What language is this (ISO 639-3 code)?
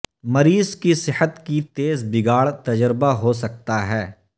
urd